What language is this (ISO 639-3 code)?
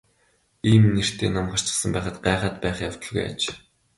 mon